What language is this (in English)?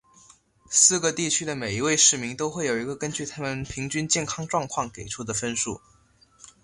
Chinese